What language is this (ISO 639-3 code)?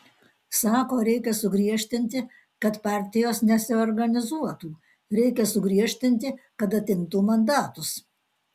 lit